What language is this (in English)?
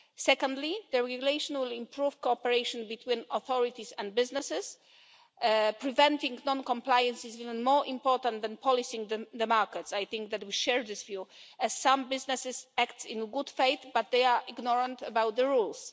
English